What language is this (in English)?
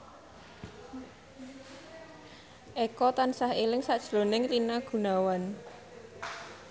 Javanese